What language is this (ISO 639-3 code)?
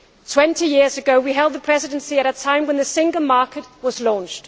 eng